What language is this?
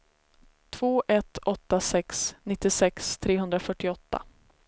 Swedish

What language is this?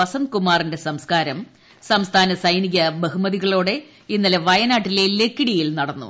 Malayalam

